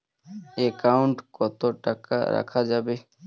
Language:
Bangla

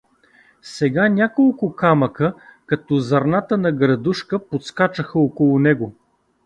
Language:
Bulgarian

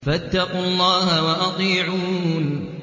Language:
Arabic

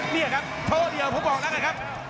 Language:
Thai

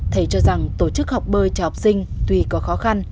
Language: Vietnamese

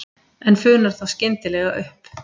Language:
Icelandic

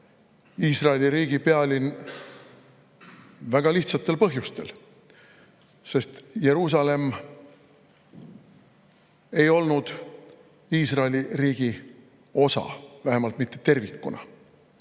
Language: Estonian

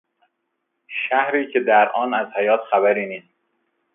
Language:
Persian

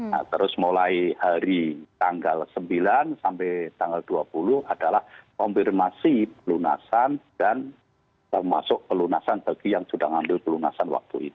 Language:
Indonesian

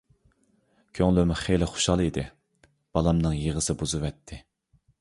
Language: Uyghur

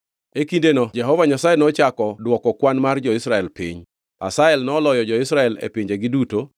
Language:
Luo (Kenya and Tanzania)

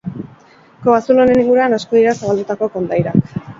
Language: Basque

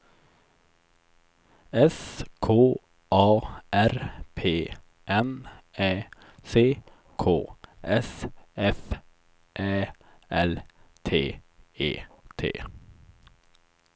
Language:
Swedish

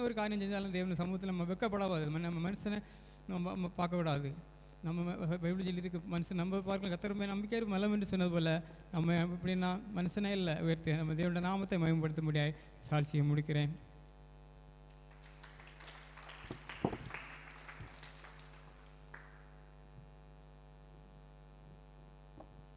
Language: Tamil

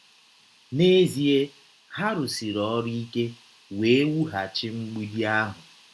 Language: Igbo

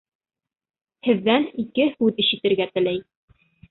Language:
Bashkir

